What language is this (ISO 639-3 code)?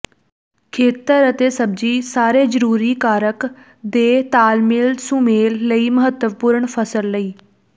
pan